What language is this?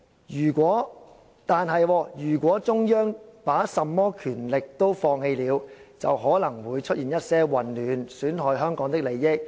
Cantonese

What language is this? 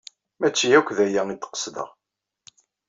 Kabyle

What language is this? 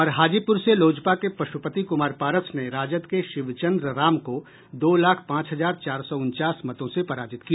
Hindi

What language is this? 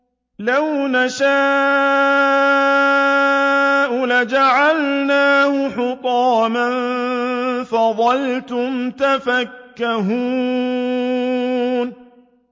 Arabic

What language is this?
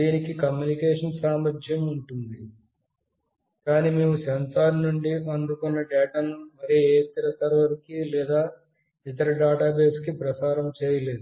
Telugu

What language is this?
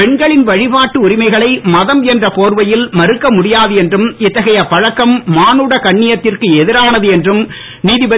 Tamil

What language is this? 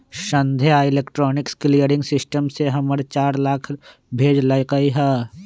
Magahi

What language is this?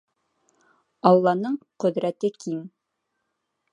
Bashkir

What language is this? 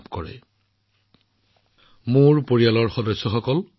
Assamese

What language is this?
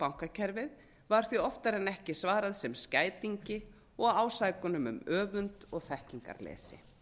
Icelandic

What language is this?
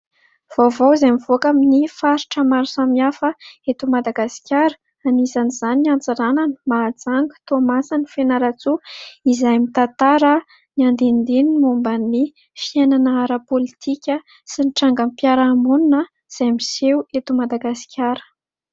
Malagasy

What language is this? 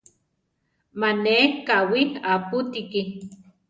Central Tarahumara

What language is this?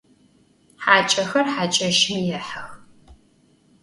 Adyghe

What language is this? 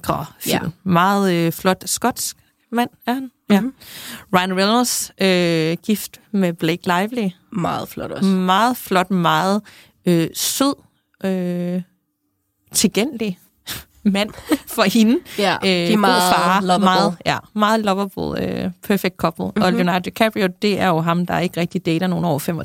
Danish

